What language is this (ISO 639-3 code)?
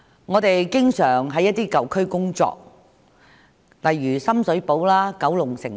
yue